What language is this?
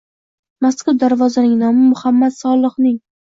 Uzbek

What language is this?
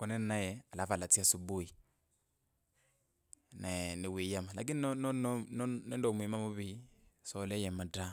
Kabras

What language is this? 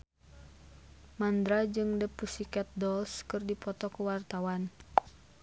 Sundanese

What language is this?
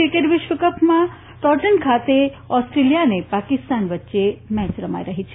Gujarati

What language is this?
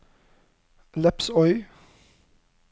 Norwegian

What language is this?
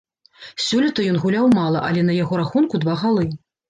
Belarusian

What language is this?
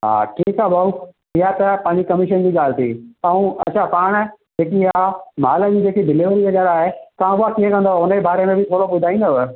Sindhi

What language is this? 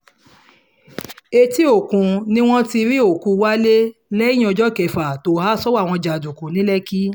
Yoruba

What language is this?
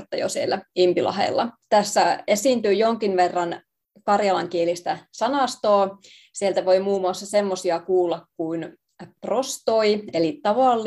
Finnish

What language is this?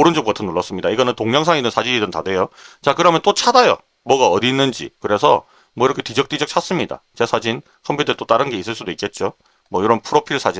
Korean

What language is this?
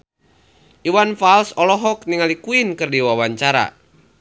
Sundanese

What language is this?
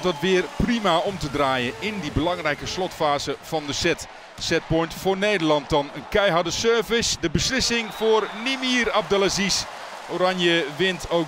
Dutch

